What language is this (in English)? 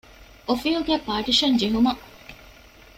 Divehi